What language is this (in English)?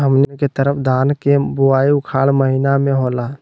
Magahi